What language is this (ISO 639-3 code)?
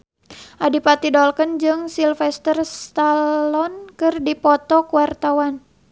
sun